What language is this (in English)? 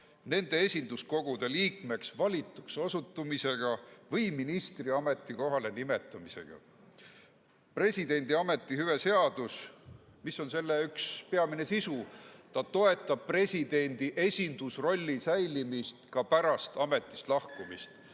Estonian